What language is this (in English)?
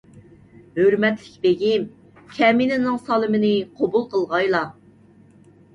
Uyghur